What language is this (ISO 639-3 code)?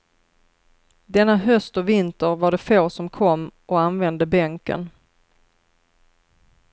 swe